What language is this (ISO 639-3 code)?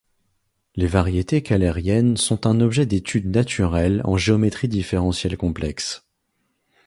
fra